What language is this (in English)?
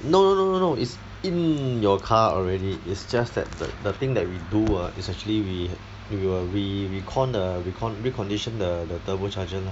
English